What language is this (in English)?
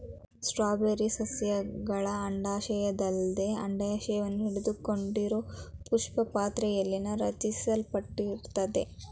Kannada